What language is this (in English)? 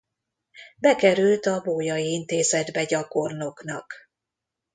Hungarian